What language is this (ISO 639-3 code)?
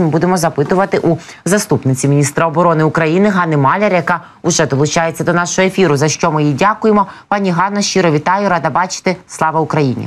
ukr